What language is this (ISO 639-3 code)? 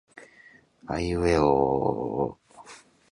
jpn